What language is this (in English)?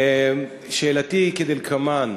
Hebrew